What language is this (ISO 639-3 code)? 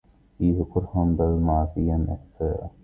ara